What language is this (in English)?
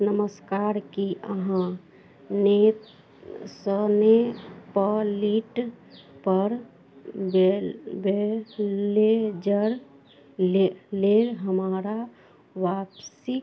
Maithili